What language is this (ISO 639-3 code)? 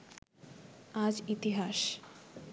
ben